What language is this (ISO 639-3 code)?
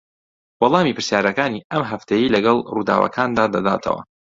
ckb